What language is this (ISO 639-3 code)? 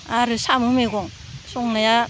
brx